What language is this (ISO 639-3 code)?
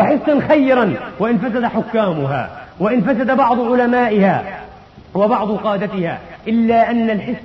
ara